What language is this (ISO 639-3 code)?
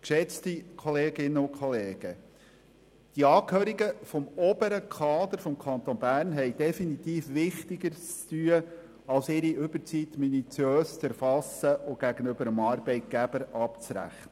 gsw